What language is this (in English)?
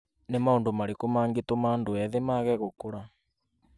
Kikuyu